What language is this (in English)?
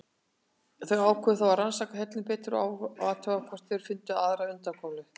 Icelandic